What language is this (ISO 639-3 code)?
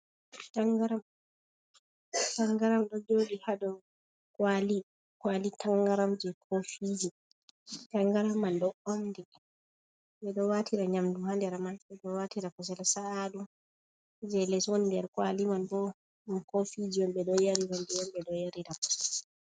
ful